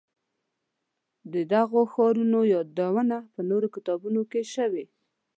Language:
Pashto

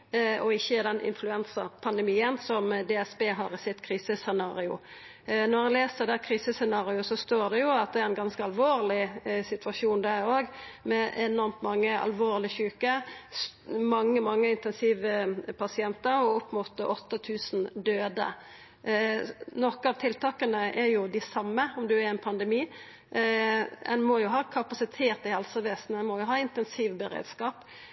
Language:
Norwegian Nynorsk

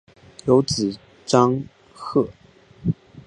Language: Chinese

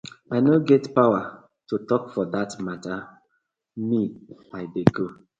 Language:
Nigerian Pidgin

